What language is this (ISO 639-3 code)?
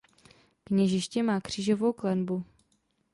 ces